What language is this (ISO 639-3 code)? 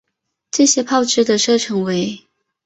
zho